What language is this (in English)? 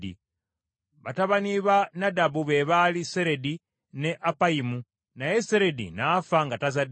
Ganda